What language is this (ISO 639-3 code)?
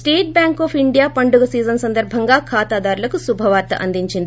tel